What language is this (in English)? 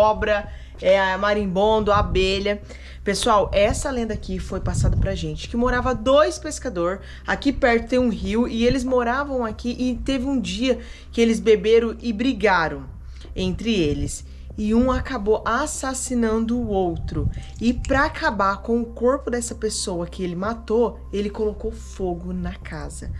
Portuguese